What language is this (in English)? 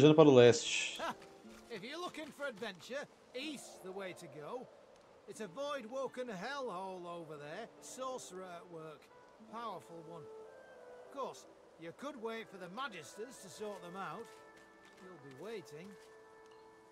Portuguese